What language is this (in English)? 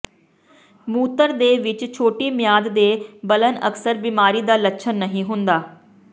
Punjabi